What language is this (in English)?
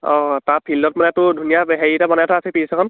Assamese